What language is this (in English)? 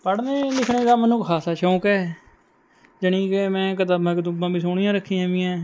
Punjabi